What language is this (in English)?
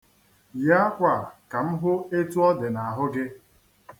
Igbo